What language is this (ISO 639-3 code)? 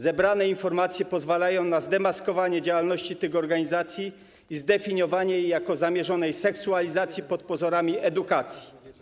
pol